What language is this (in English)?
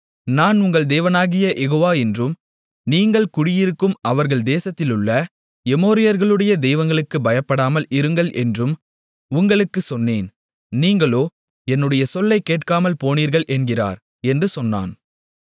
Tamil